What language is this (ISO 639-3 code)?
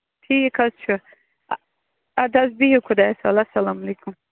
kas